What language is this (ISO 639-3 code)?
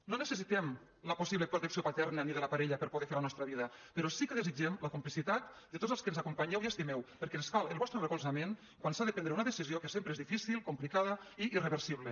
cat